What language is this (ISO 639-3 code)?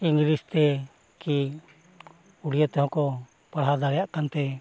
sat